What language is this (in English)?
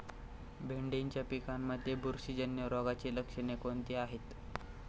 Marathi